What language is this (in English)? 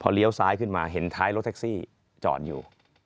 Thai